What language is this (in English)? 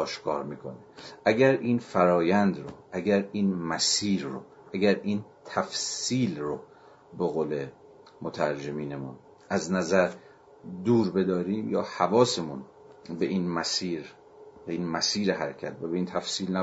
Persian